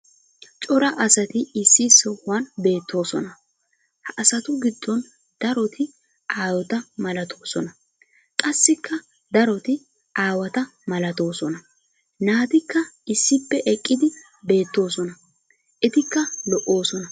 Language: Wolaytta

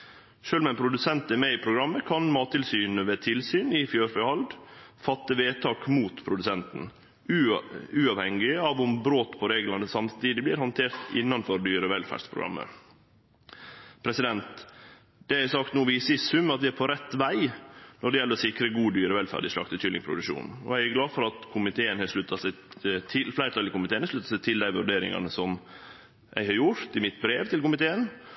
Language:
Norwegian Nynorsk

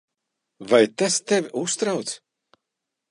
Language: Latvian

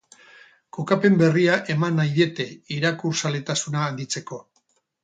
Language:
Basque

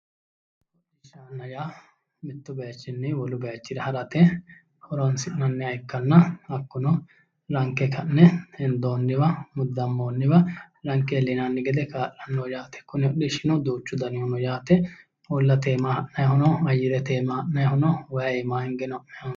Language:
Sidamo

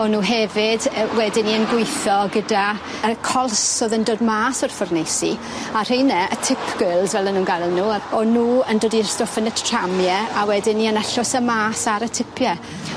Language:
Welsh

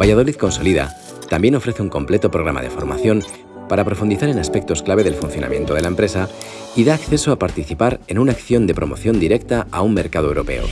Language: Spanish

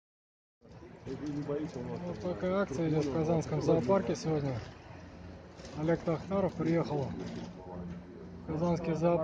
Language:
Russian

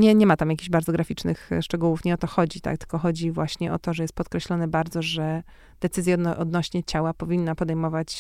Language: Polish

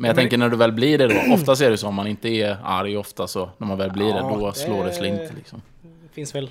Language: Swedish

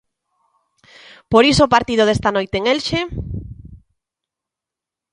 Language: Galician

